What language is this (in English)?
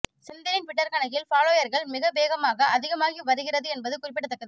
Tamil